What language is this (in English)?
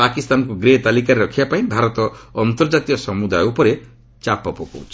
Odia